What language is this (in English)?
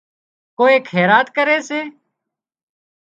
Wadiyara Koli